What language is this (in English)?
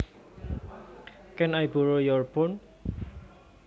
Javanese